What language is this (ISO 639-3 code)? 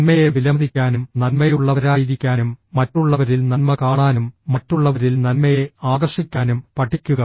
mal